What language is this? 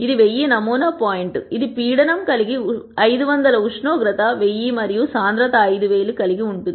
Telugu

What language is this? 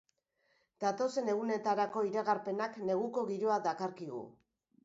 Basque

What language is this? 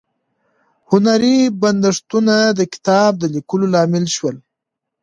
Pashto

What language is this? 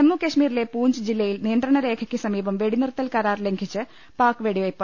Malayalam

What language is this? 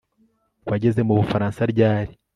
Kinyarwanda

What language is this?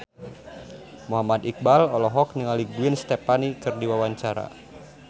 Sundanese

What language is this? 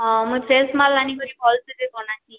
Odia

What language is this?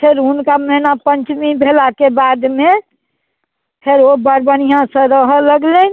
Maithili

